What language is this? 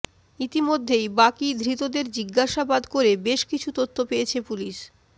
Bangla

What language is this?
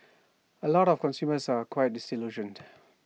English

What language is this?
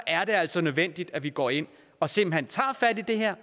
Danish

